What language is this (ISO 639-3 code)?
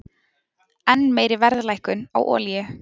isl